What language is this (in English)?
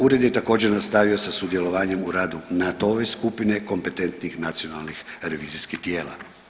Croatian